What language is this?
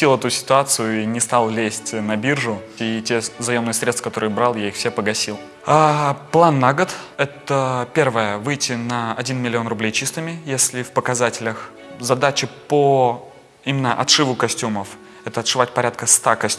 Russian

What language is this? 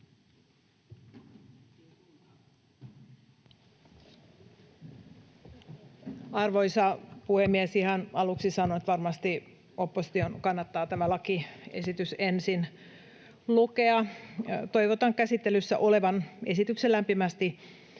Finnish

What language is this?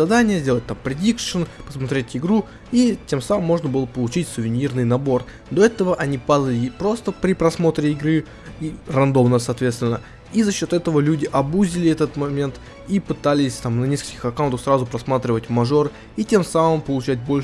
Russian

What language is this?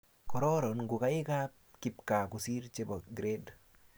Kalenjin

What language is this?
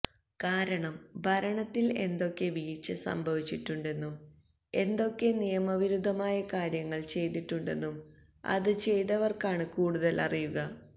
Malayalam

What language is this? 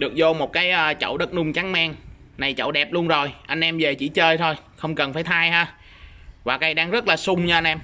Vietnamese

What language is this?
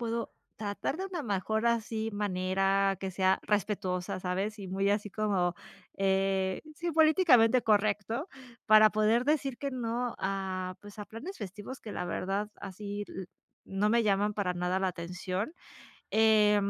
Spanish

